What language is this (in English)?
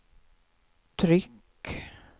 Swedish